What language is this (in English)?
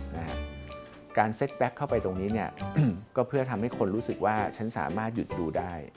Thai